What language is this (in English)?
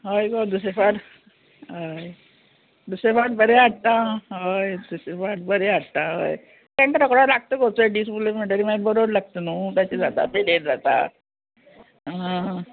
Konkani